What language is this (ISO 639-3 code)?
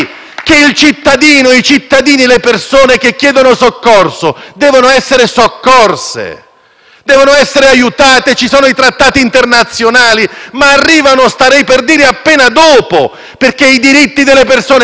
ita